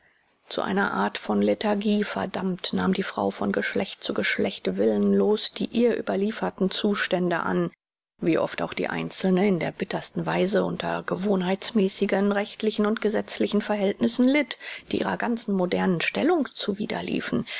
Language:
German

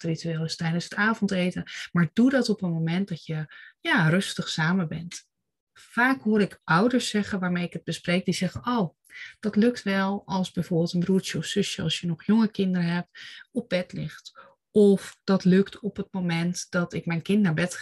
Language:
Dutch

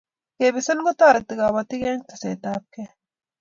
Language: Kalenjin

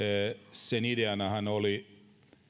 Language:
Finnish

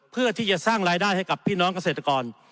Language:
Thai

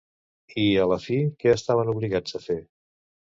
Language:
Catalan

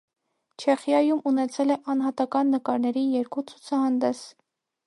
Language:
Armenian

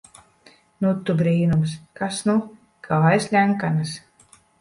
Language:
Latvian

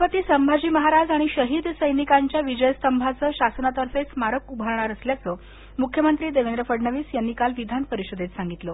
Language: Marathi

